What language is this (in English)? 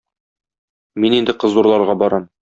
Tatar